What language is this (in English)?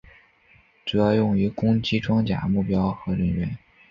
Chinese